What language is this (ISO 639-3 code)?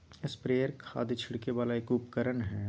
mag